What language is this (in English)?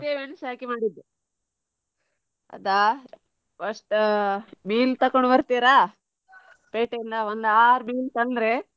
Kannada